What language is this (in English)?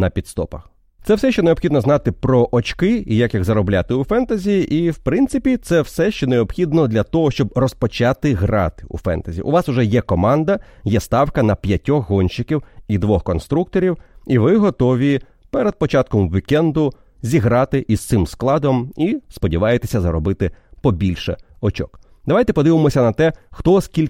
Ukrainian